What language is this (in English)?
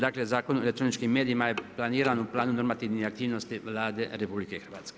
Croatian